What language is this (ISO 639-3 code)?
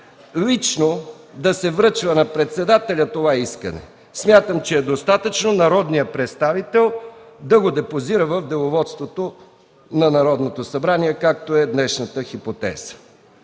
bul